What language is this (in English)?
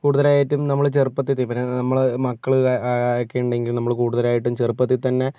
Malayalam